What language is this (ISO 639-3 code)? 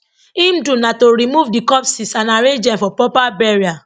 pcm